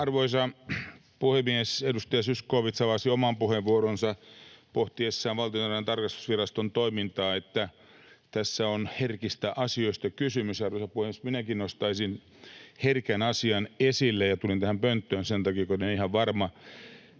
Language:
Finnish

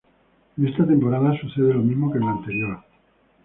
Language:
Spanish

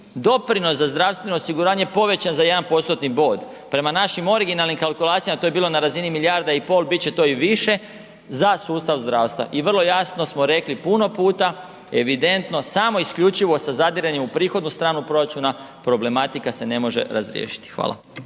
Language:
Croatian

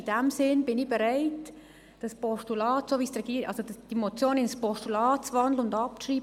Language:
Swiss German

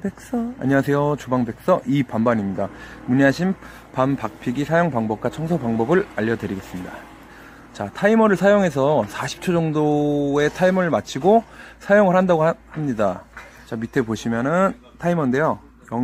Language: Korean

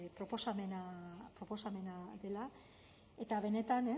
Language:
Basque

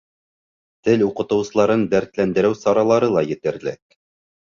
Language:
Bashkir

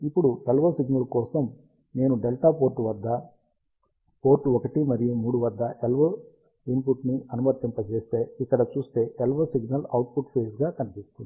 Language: Telugu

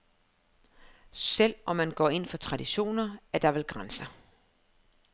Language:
Danish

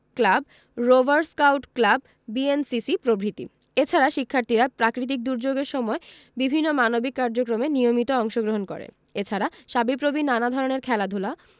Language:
Bangla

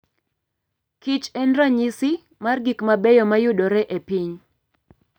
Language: Luo (Kenya and Tanzania)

